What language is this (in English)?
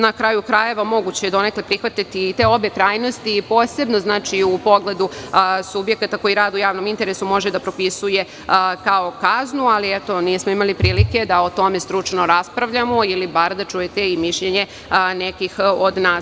Serbian